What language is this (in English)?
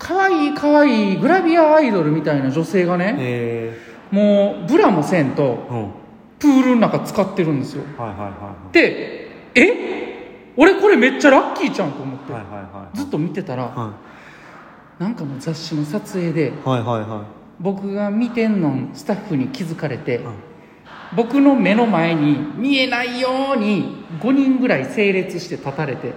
Japanese